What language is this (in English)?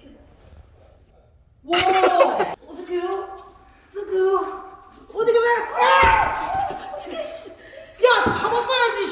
Korean